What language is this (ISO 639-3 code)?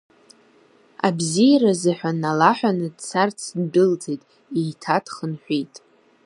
abk